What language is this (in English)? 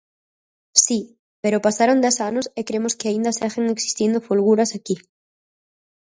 Galician